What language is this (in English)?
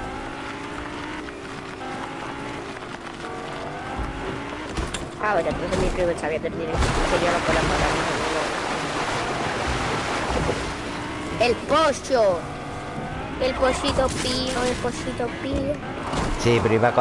Spanish